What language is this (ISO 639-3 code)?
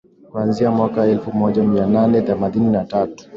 swa